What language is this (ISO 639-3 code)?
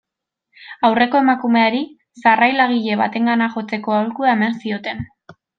eus